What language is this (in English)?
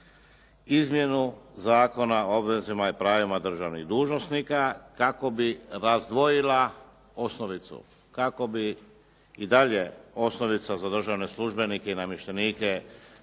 Croatian